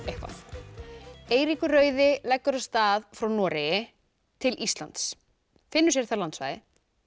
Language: Icelandic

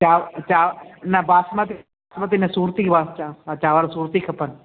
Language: Sindhi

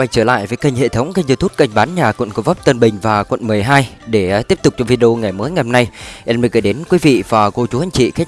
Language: Vietnamese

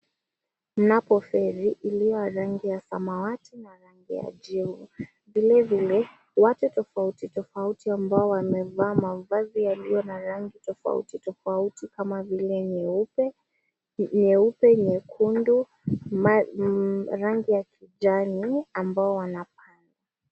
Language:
Swahili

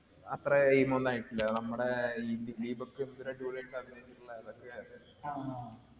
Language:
Malayalam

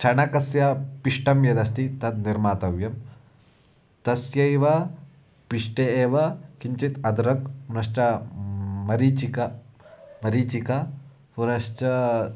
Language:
Sanskrit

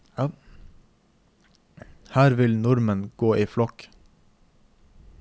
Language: Norwegian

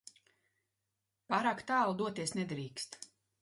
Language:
Latvian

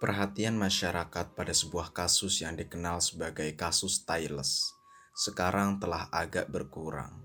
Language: Indonesian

